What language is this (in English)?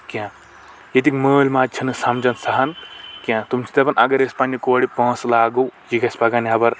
Kashmiri